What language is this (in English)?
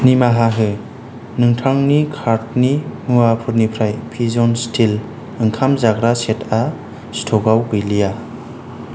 Bodo